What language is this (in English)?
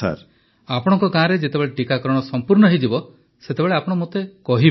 Odia